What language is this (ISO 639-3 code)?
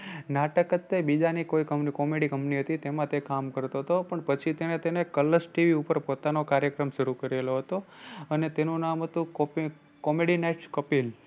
guj